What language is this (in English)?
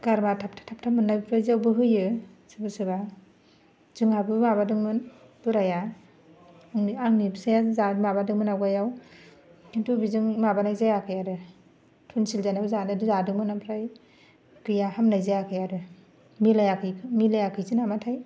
Bodo